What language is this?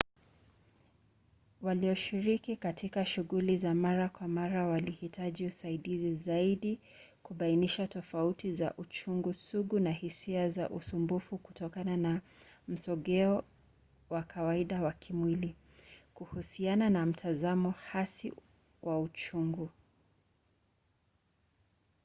Swahili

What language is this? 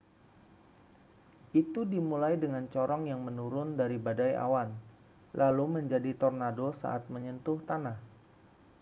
Indonesian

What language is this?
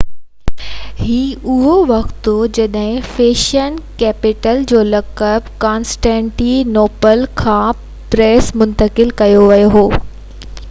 Sindhi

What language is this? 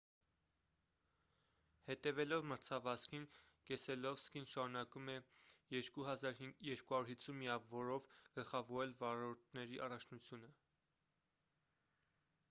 Armenian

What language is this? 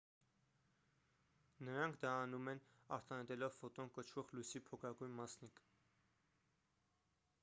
Armenian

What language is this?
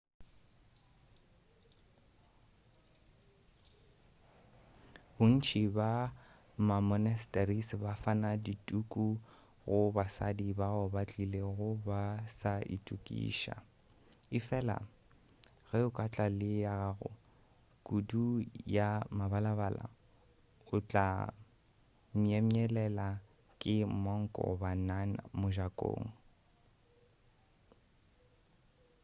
Northern Sotho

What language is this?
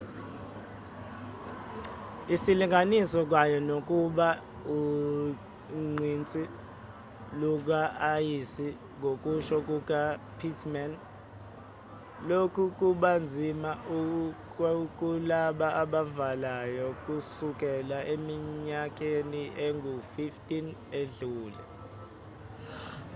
Zulu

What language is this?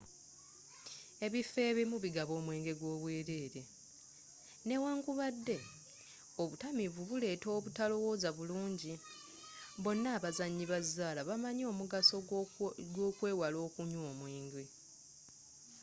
Ganda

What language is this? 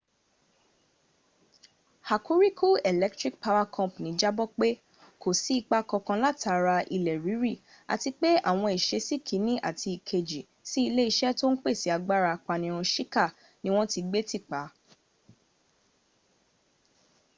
Yoruba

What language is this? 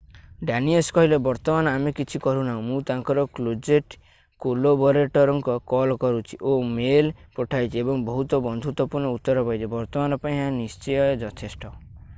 Odia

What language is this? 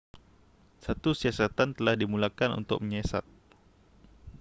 Malay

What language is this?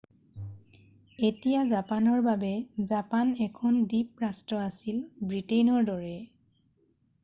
Assamese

